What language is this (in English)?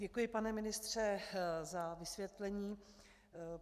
Czech